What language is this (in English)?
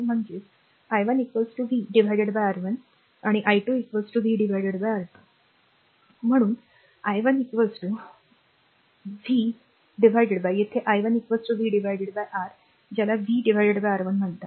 Marathi